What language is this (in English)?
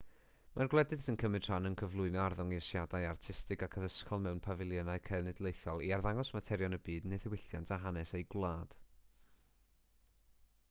Welsh